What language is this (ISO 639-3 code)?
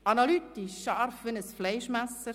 gsw